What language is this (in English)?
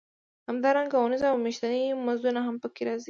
Pashto